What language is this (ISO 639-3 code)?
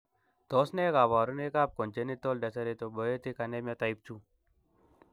kln